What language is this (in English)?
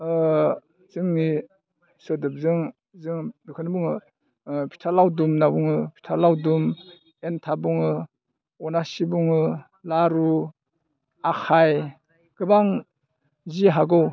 Bodo